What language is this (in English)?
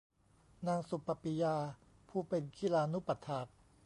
Thai